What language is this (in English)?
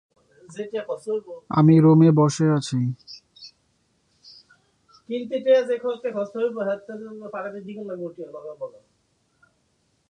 Bangla